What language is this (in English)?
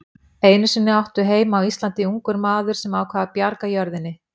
Icelandic